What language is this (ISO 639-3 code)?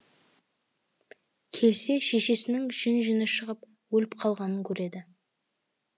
kaz